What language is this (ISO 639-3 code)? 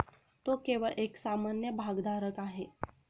mar